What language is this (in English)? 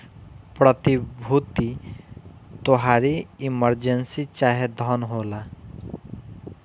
Bhojpuri